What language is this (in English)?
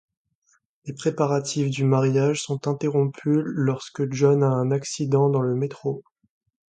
French